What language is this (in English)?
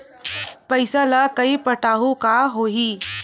Chhattisgarhi